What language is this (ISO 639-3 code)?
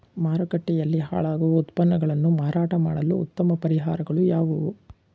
kan